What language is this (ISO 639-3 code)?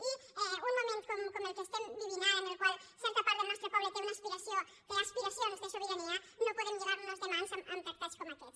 cat